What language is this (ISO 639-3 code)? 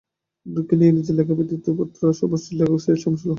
ben